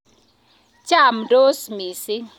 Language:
Kalenjin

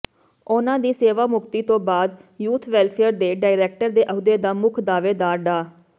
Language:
Punjabi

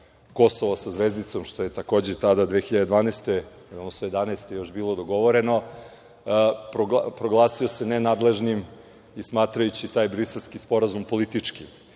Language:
Serbian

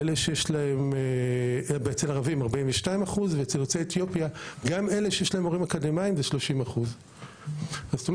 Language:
Hebrew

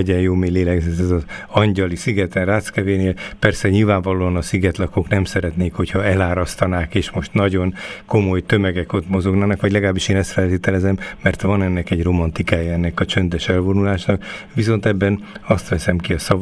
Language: Hungarian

